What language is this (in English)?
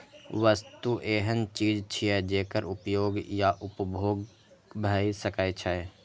Maithili